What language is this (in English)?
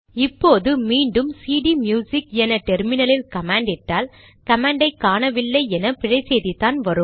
Tamil